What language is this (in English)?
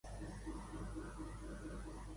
Catalan